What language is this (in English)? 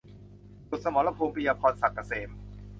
Thai